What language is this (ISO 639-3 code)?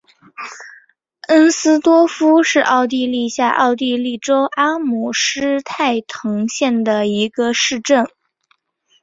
zho